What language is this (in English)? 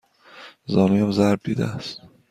Persian